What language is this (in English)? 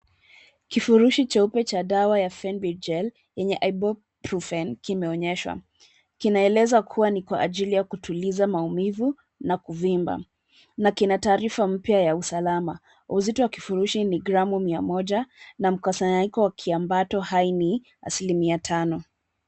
Swahili